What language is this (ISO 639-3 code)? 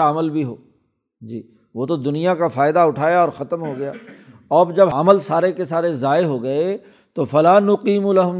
urd